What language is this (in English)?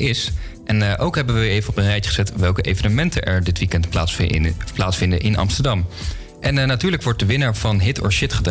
Dutch